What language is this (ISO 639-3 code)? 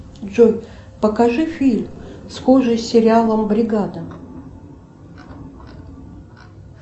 rus